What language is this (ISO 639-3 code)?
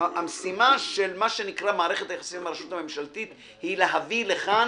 heb